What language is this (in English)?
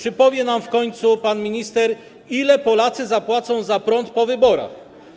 Polish